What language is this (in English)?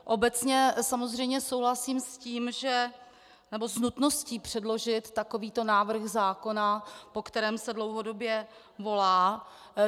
Czech